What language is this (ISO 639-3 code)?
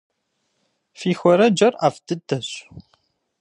kbd